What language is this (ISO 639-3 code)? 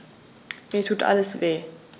deu